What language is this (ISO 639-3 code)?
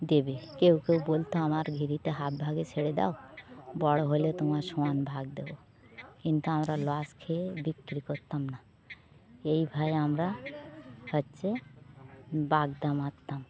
ben